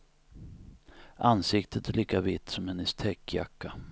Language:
Swedish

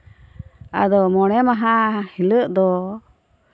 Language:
Santali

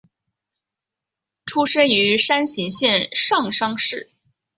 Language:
Chinese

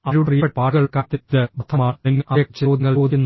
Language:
Malayalam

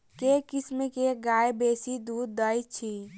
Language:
Maithili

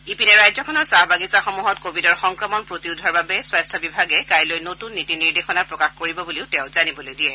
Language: Assamese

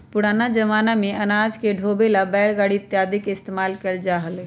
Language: Magahi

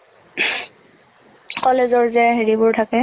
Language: Assamese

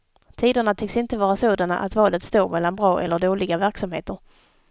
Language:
Swedish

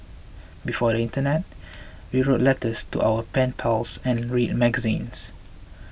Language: English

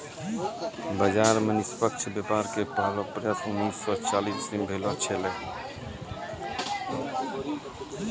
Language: Maithili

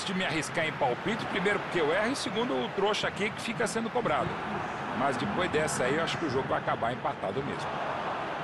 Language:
Portuguese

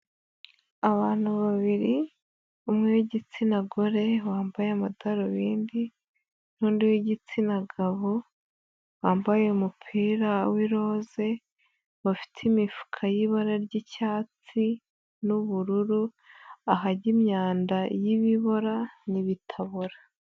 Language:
Kinyarwanda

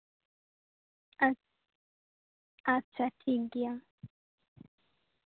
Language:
Santali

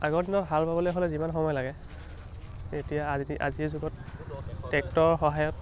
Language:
Assamese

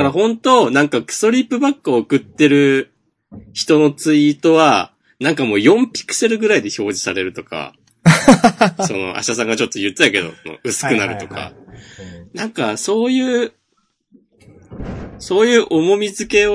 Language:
Japanese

